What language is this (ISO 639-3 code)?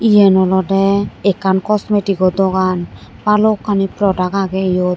ccp